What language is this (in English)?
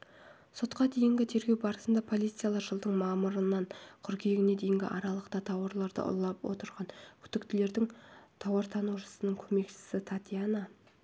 Kazakh